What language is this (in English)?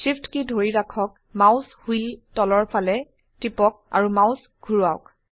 Assamese